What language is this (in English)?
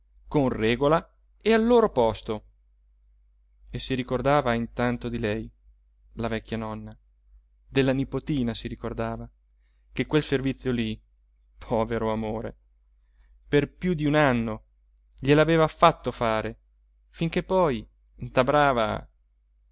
Italian